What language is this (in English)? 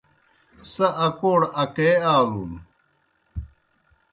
Kohistani Shina